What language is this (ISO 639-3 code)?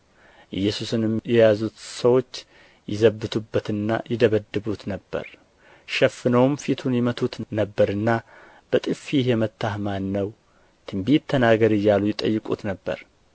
amh